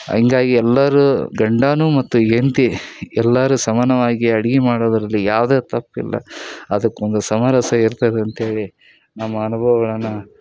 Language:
Kannada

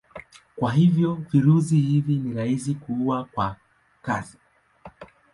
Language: Swahili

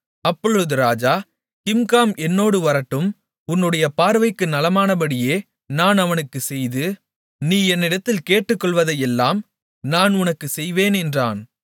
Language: Tamil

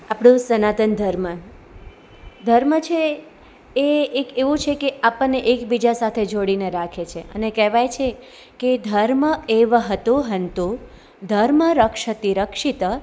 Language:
Gujarati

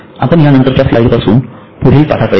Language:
Marathi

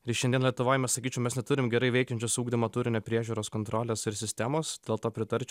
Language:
Lithuanian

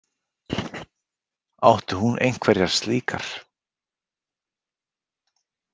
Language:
Icelandic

